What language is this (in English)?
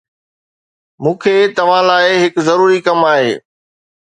Sindhi